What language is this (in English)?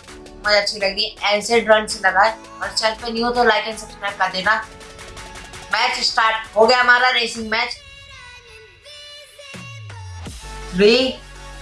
Hindi